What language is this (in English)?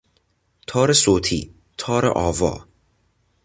Persian